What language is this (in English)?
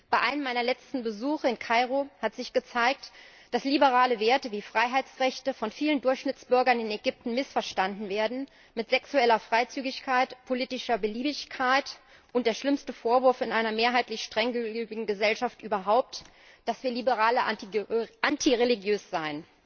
German